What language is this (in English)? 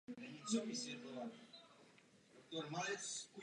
Czech